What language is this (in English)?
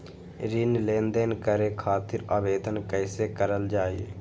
Magahi